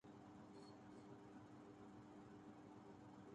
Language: Urdu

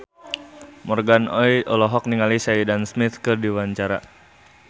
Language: Sundanese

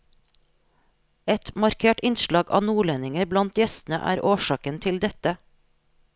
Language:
Norwegian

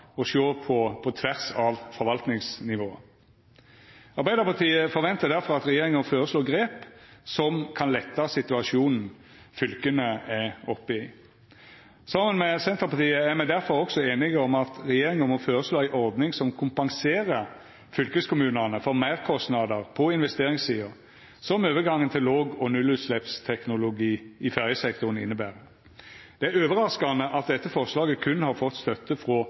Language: Norwegian Nynorsk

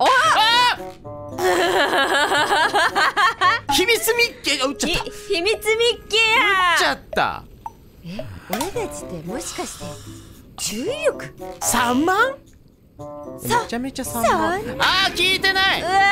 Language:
Japanese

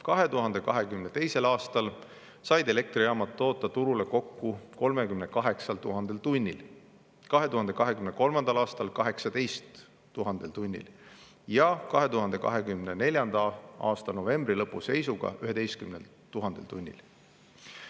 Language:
Estonian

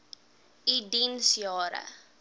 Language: Afrikaans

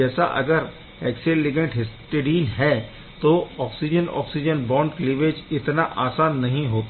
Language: Hindi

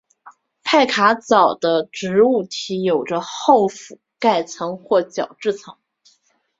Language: Chinese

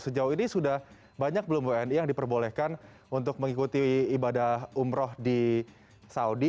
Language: Indonesian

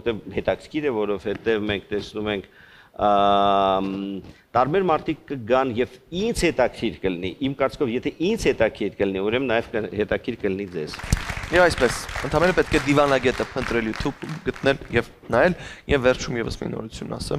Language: Romanian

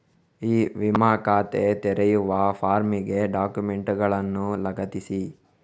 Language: Kannada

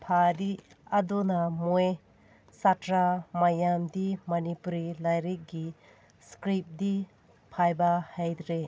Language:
Manipuri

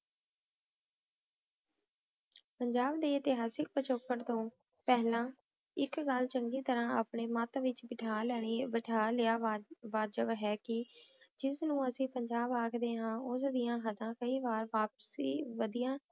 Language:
Punjabi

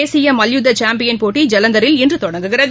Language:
Tamil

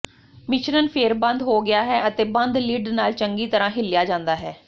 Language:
Punjabi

